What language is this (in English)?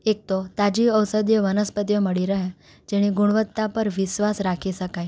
Gujarati